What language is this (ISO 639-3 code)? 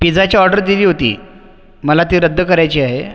mar